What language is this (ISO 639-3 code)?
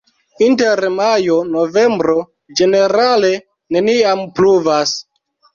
epo